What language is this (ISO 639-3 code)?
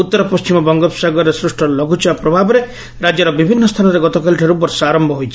ori